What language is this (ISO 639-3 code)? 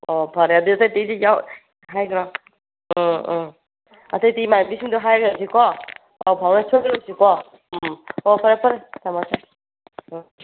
mni